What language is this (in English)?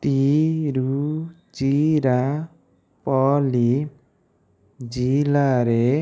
Odia